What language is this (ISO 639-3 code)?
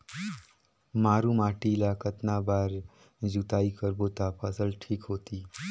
hne